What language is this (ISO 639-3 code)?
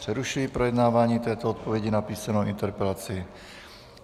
ces